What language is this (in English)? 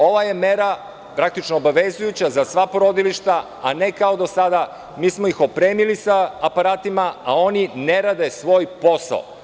Serbian